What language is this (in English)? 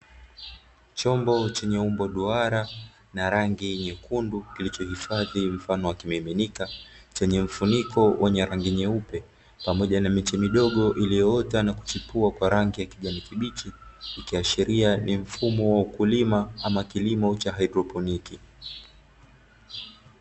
Swahili